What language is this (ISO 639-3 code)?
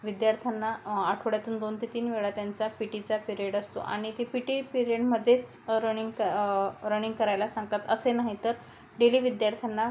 mar